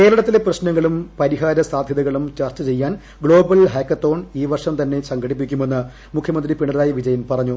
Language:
Malayalam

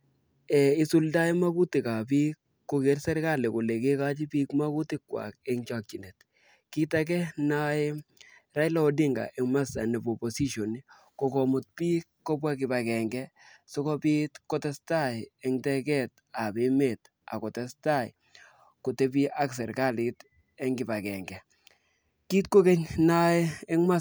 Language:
Kalenjin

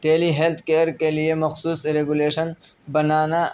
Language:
Urdu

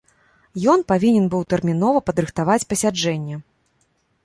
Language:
Belarusian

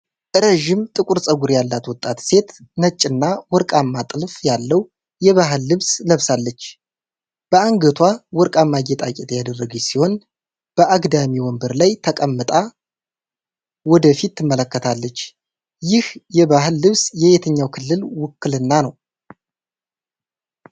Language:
Amharic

